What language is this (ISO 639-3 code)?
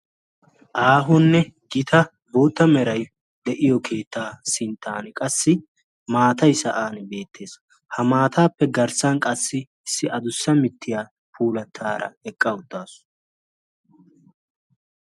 wal